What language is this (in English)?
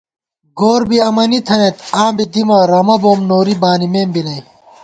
Gawar-Bati